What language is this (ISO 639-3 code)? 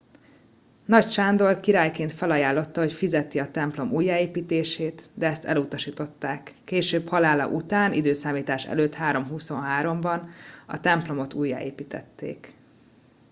hun